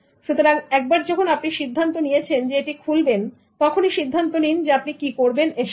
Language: Bangla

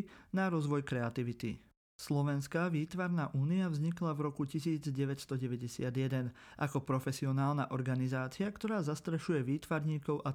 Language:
Slovak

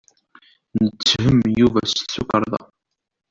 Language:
Kabyle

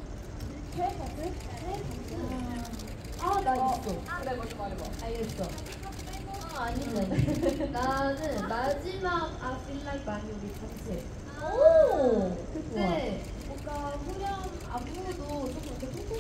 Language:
Korean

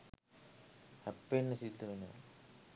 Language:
Sinhala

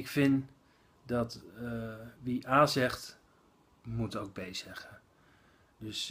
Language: Dutch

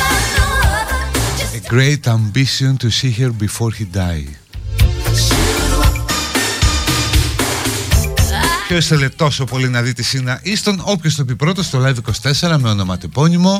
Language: Greek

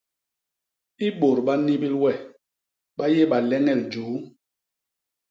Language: Basaa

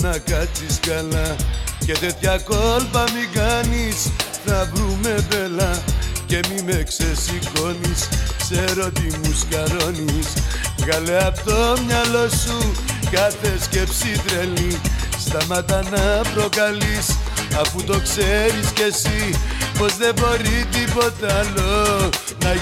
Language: Greek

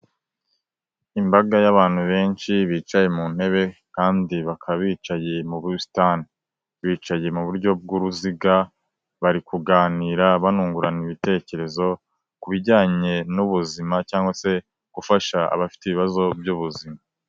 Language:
Kinyarwanda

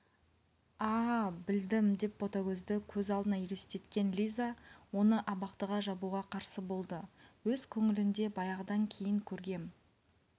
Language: Kazakh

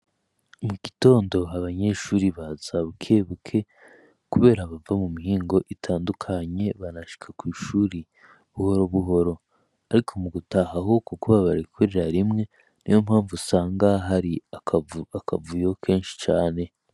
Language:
Rundi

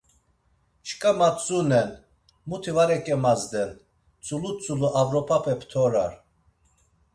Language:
Laz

